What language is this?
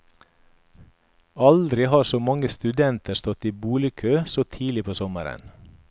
Norwegian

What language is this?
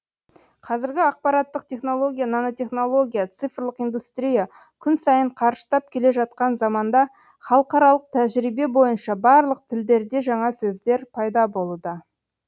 Kazakh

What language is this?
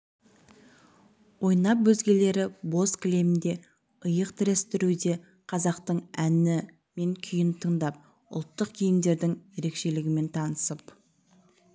Kazakh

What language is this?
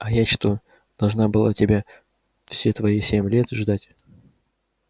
Russian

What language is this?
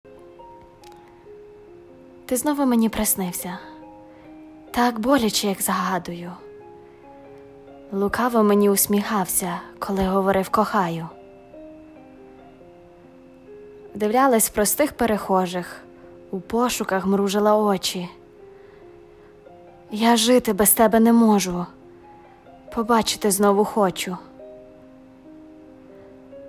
Ukrainian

